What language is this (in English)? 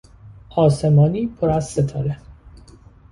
Persian